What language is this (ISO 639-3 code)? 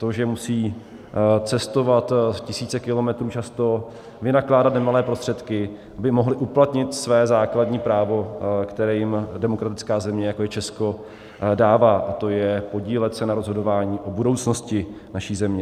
ces